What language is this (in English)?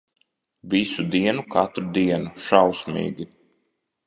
Latvian